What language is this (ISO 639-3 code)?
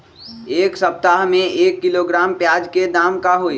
mag